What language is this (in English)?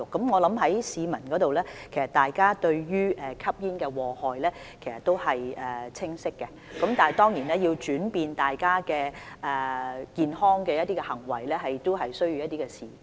Cantonese